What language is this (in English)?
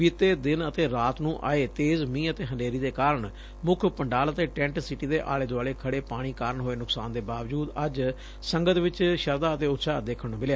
Punjabi